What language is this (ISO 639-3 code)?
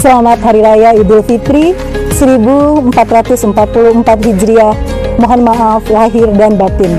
ind